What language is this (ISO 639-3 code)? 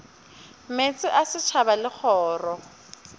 nso